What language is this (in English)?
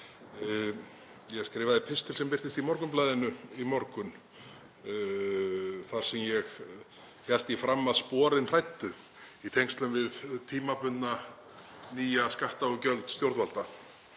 Icelandic